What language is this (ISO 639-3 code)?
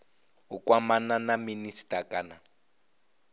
ven